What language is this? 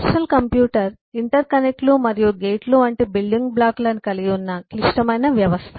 Telugu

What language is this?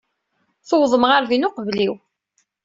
Kabyle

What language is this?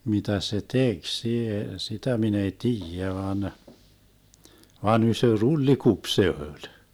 Finnish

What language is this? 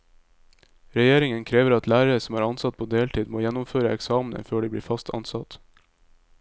Norwegian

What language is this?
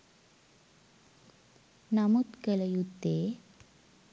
Sinhala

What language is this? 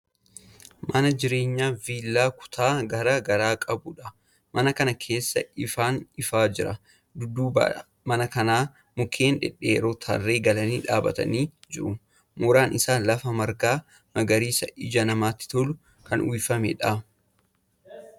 Oromo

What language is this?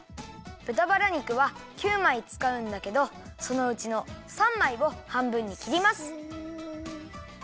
Japanese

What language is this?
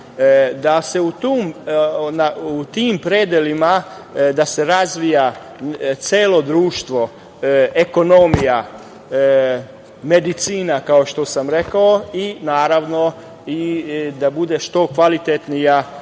Serbian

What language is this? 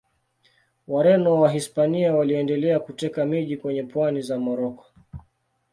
Swahili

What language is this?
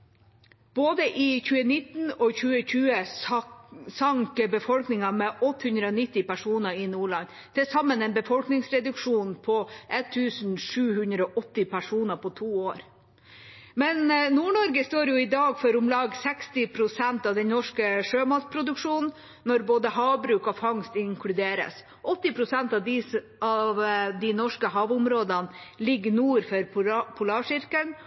Norwegian Bokmål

